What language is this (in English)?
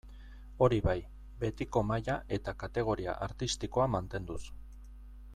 Basque